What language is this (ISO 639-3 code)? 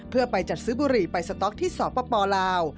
tha